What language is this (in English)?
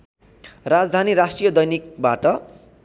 Nepali